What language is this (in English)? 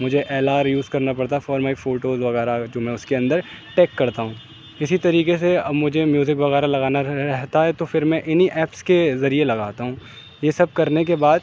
Urdu